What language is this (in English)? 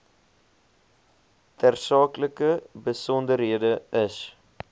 Afrikaans